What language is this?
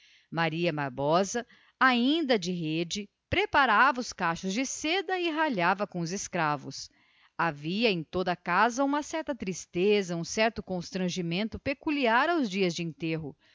Portuguese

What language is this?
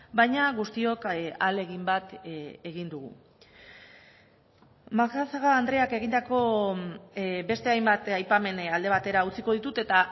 Basque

